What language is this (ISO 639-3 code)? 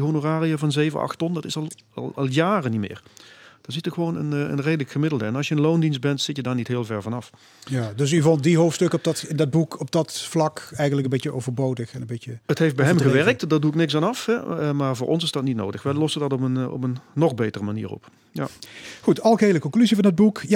nld